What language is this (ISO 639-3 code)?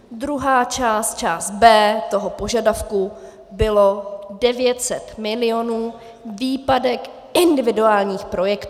ces